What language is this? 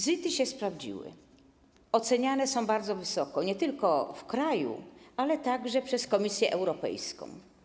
Polish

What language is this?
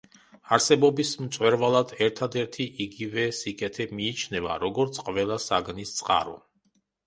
Georgian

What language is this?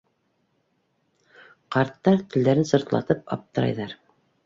Bashkir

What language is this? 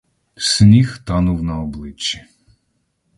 Ukrainian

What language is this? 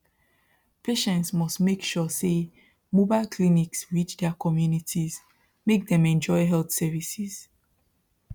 Nigerian Pidgin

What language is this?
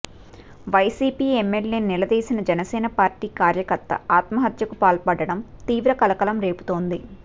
Telugu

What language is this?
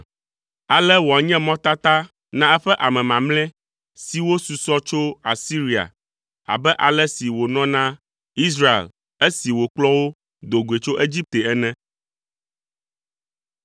Ewe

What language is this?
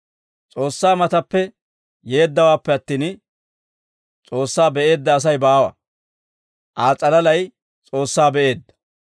Dawro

